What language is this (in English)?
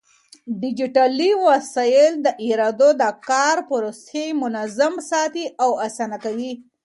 Pashto